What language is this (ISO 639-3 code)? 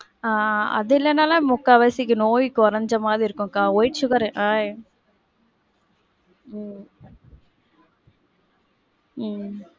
tam